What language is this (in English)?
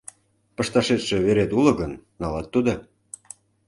Mari